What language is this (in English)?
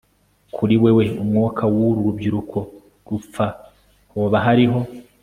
Kinyarwanda